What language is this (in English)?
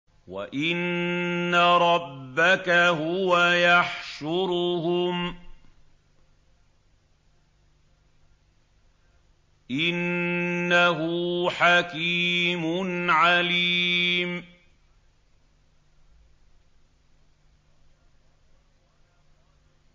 Arabic